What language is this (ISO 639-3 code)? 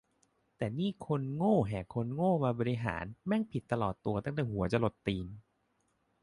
tha